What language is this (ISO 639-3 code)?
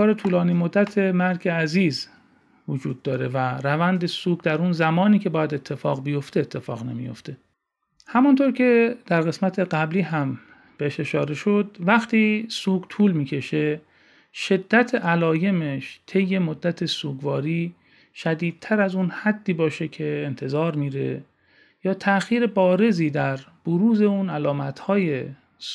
fas